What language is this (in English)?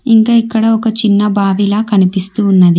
Telugu